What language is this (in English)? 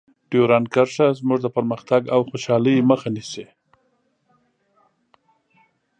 Pashto